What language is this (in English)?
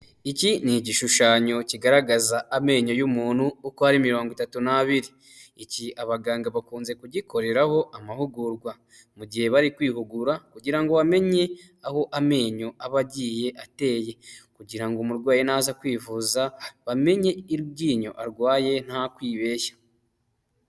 Kinyarwanda